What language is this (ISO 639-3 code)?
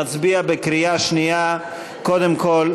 heb